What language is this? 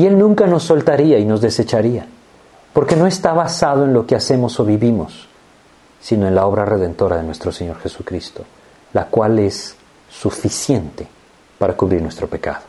Spanish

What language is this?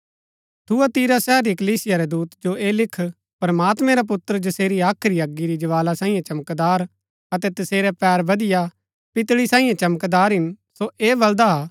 Gaddi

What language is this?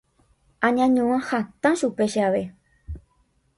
Guarani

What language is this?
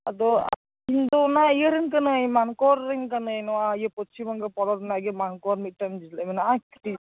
Santali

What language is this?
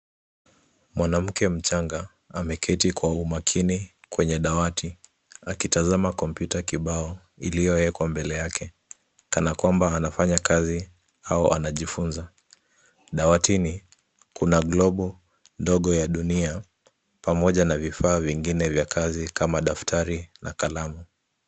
Swahili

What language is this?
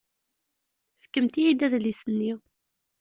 Kabyle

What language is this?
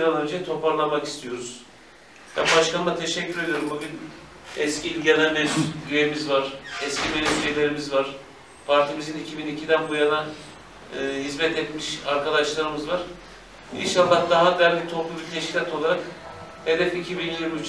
Turkish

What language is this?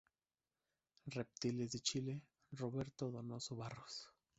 Spanish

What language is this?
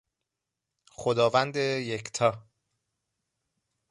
Persian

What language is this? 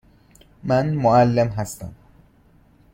Persian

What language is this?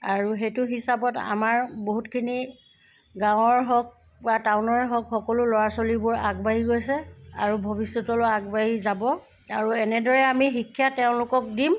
Assamese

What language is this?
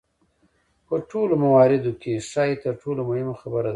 Pashto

